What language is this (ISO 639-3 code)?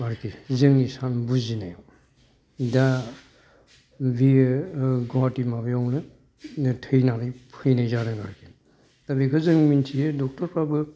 brx